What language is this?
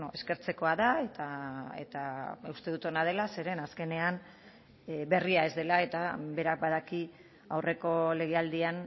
Basque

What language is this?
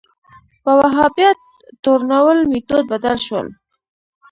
Pashto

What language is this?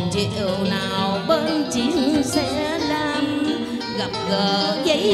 Vietnamese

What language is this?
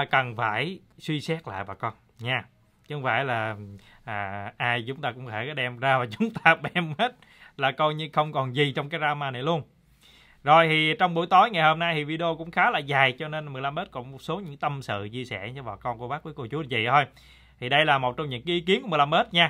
Vietnamese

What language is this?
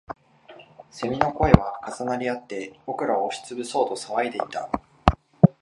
Japanese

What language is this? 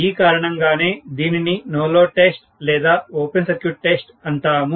Telugu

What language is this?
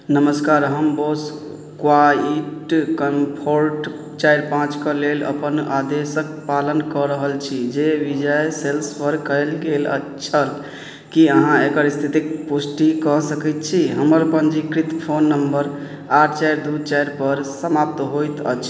Maithili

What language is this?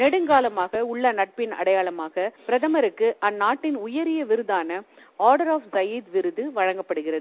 Tamil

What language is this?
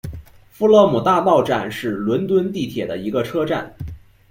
Chinese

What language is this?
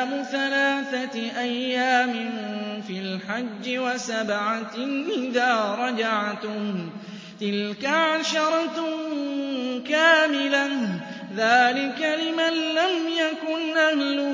Arabic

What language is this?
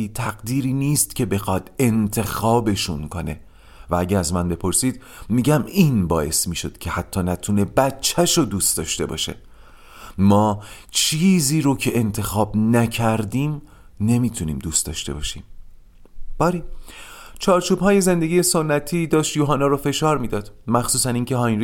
Persian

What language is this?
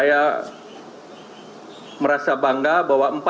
Indonesian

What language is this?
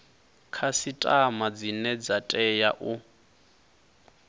Venda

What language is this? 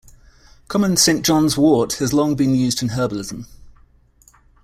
English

